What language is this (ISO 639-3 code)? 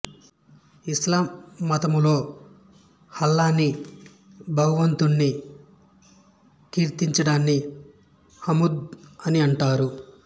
tel